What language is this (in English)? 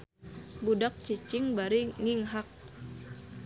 Sundanese